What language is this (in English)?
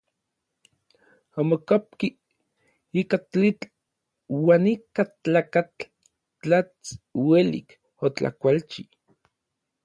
Orizaba Nahuatl